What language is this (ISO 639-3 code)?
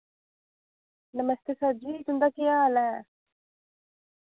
doi